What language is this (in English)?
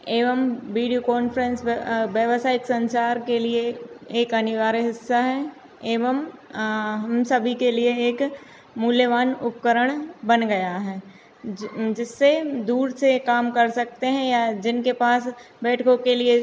Hindi